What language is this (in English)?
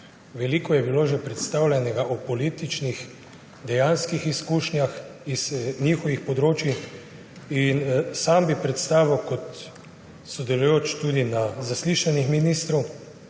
Slovenian